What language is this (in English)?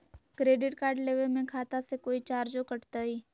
Magahi